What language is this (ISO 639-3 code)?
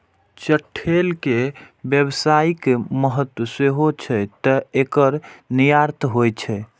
mai